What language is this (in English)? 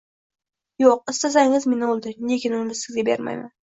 Uzbek